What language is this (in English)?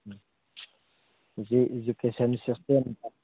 Manipuri